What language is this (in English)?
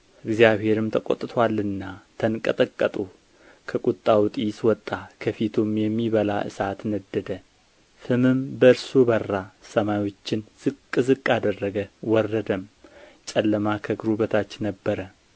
Amharic